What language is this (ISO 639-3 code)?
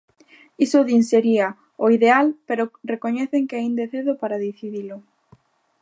glg